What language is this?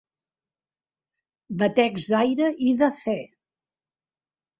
Catalan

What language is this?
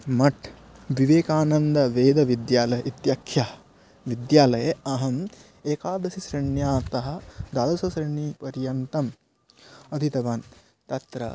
Sanskrit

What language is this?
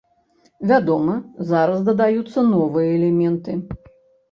Belarusian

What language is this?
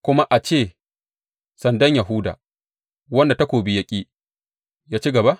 Hausa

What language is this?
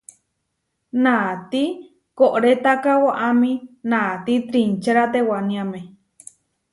Huarijio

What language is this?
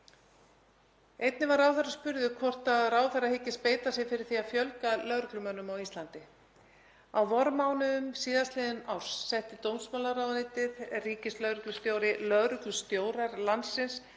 Icelandic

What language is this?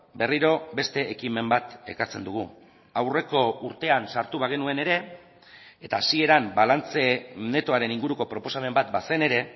Basque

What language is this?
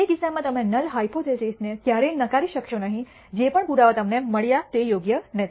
Gujarati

